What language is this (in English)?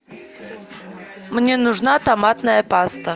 Russian